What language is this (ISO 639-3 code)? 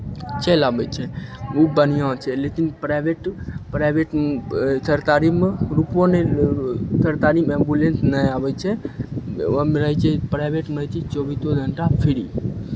mai